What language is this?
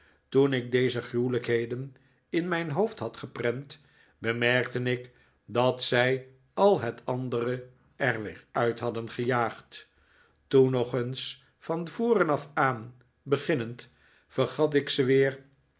Dutch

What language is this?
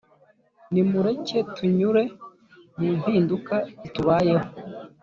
Kinyarwanda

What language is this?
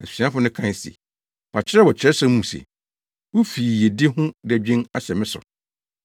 Akan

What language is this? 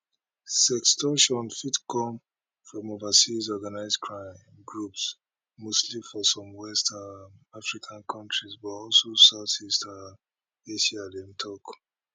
Nigerian Pidgin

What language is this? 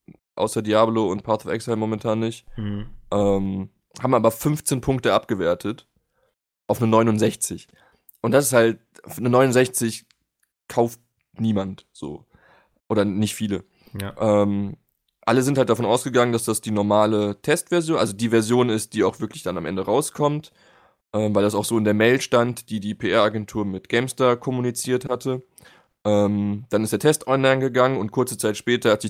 German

